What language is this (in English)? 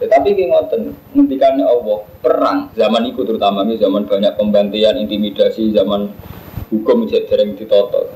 Indonesian